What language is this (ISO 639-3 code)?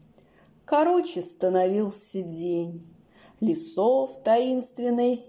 rus